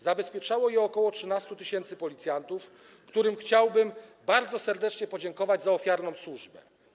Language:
Polish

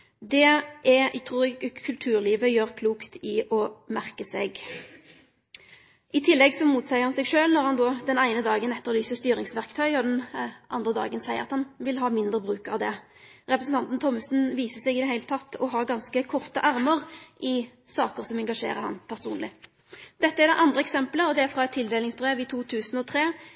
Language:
Norwegian Nynorsk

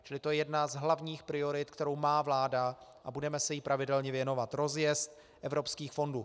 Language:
Czech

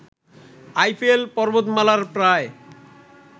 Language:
Bangla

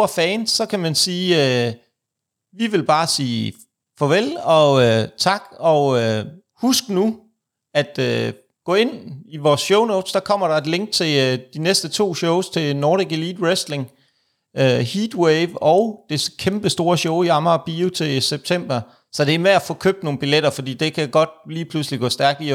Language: Danish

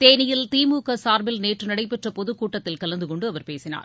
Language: Tamil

